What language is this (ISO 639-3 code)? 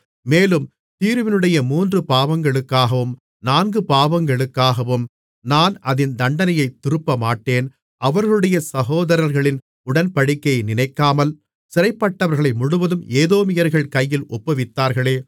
tam